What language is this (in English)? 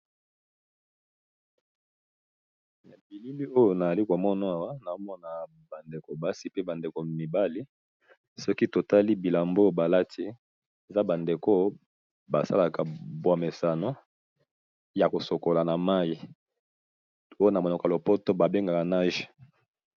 Lingala